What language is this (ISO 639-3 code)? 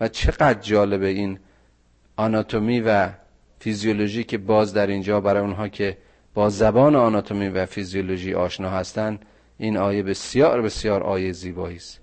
fas